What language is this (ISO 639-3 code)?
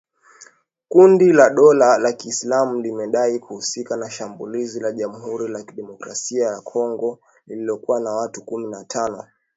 swa